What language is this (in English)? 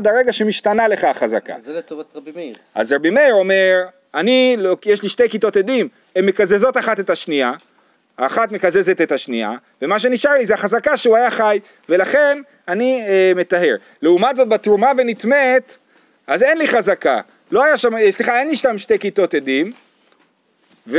Hebrew